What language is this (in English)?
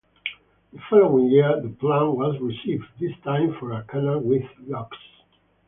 English